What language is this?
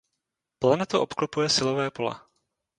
Czech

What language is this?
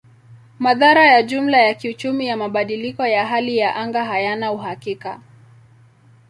Swahili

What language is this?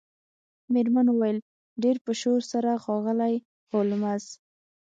Pashto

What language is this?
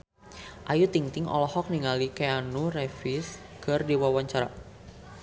Sundanese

